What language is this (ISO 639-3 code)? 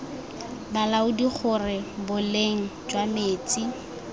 tsn